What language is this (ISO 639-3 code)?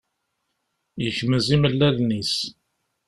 kab